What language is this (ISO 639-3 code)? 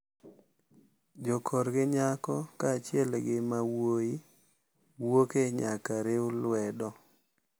luo